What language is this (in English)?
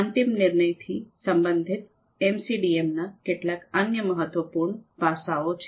Gujarati